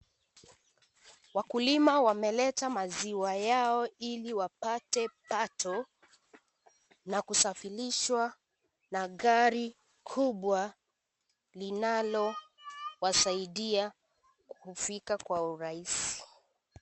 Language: Swahili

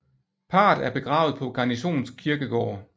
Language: Danish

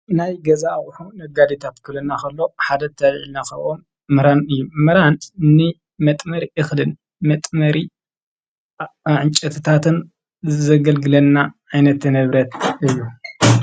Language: Tigrinya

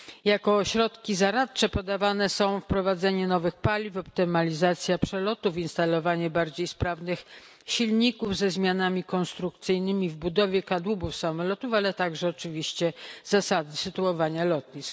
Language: Polish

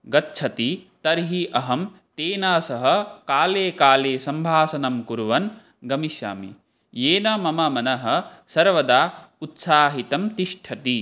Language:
Sanskrit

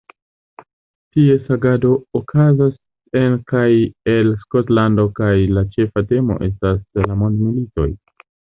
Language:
Esperanto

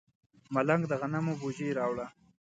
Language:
Pashto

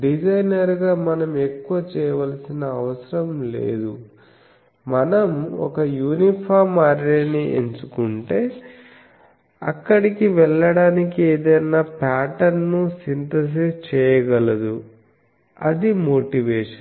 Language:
Telugu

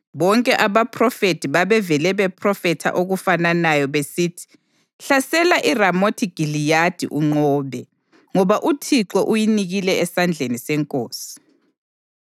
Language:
North Ndebele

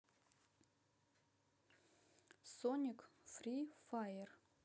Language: Russian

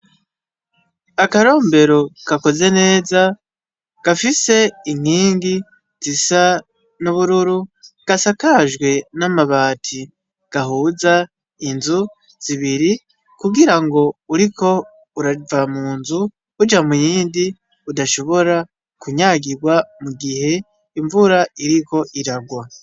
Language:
Rundi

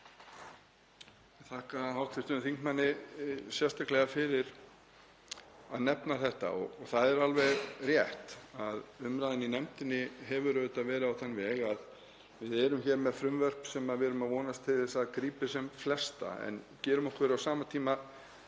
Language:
Icelandic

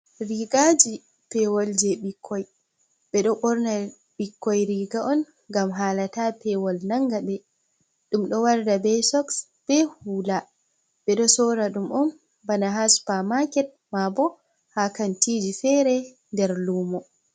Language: Fula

